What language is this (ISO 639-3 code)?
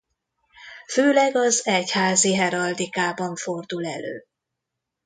hun